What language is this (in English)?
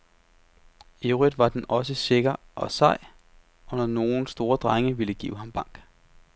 Danish